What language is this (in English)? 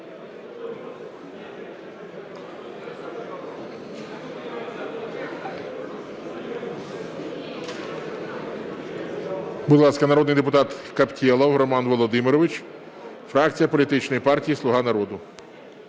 Ukrainian